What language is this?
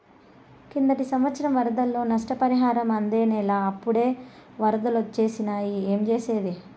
Telugu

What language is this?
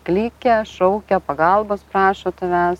Lithuanian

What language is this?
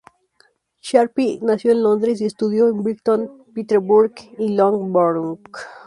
Spanish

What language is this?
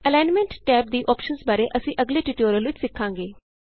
Punjabi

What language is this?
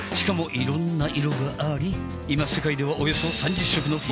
Japanese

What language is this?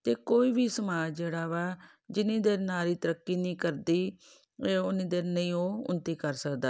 Punjabi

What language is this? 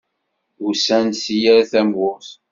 Kabyle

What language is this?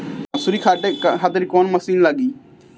Bhojpuri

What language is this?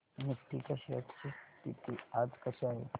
Marathi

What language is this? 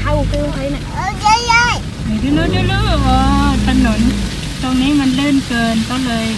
Thai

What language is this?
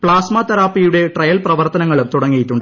Malayalam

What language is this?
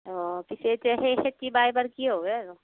Assamese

